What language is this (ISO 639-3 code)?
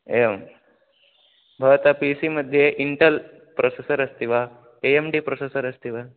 san